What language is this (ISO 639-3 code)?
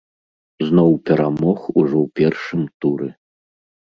bel